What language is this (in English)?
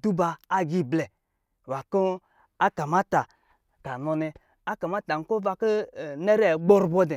Lijili